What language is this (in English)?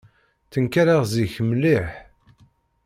Kabyle